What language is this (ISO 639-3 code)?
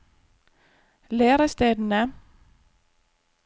nor